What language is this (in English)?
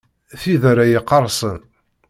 Kabyle